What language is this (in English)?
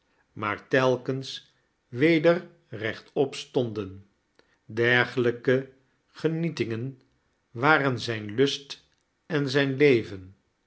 Dutch